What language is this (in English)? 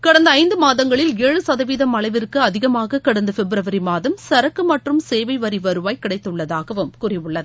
Tamil